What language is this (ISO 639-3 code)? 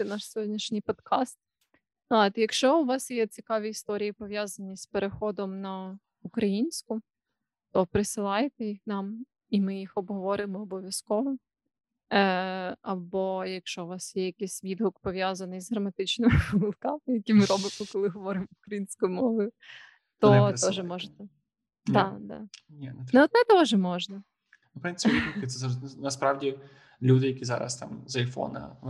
ukr